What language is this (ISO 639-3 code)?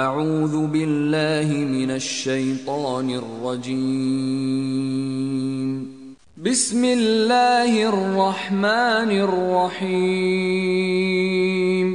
tur